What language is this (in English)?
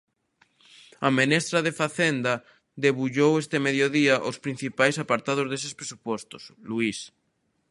Galician